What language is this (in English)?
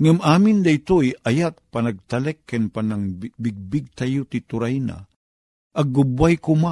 Filipino